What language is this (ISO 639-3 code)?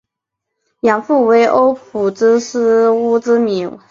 zho